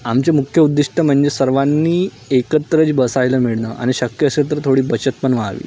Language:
Marathi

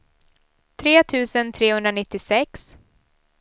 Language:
Swedish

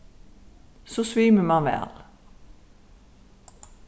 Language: Faroese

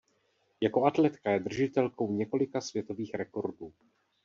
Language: Czech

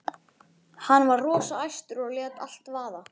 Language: Icelandic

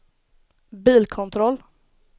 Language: Swedish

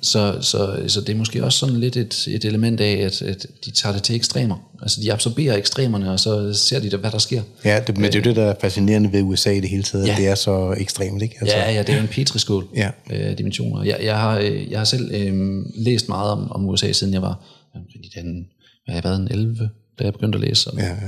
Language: Danish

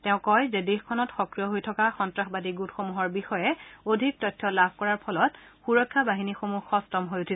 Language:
Assamese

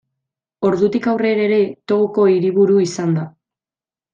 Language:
Basque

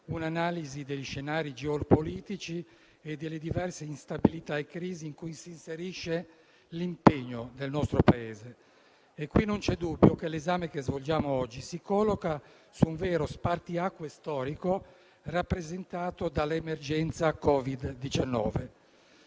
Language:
Italian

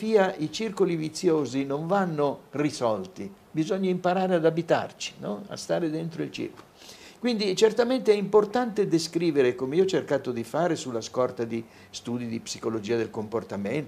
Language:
Italian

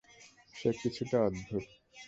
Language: Bangla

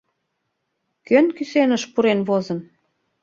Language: Mari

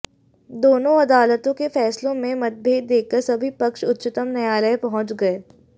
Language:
Hindi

